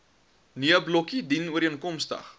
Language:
Afrikaans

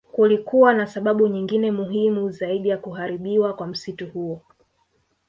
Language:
Swahili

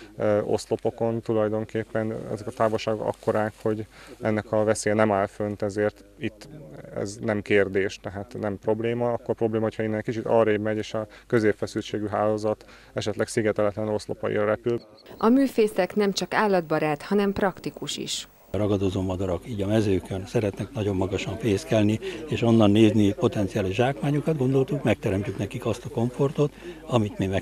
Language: Hungarian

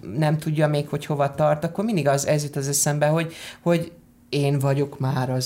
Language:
Hungarian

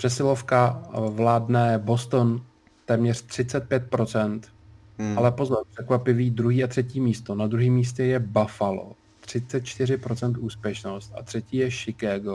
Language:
Czech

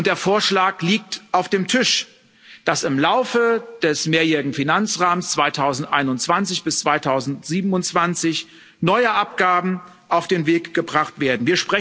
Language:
German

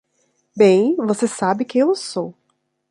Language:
Portuguese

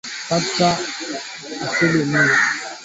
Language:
Swahili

